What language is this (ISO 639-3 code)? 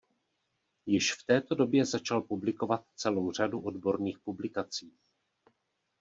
ces